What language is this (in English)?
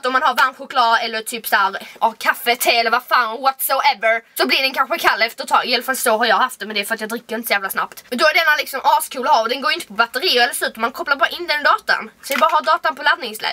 Swedish